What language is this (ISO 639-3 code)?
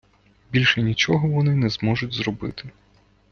ukr